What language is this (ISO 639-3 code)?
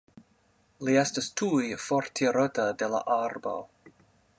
epo